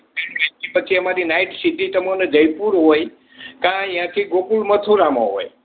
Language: Gujarati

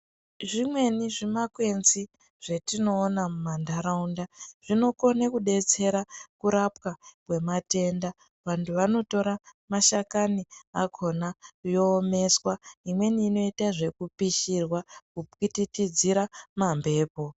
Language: Ndau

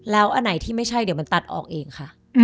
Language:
Thai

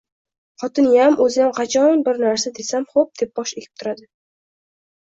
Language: Uzbek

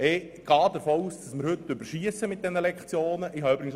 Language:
Swiss German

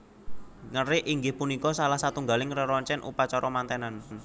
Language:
Javanese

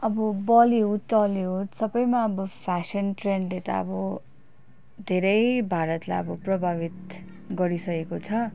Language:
Nepali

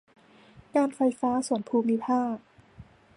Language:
Thai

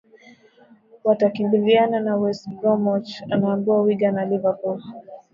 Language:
Swahili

